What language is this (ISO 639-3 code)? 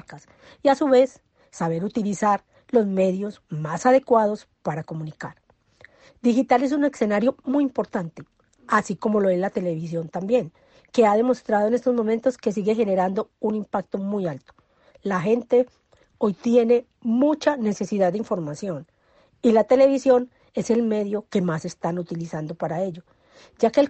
spa